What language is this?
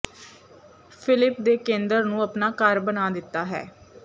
Punjabi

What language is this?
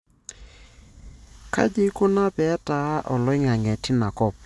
Masai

